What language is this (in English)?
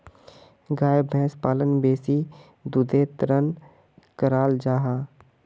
Magahi